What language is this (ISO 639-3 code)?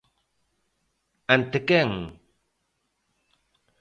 glg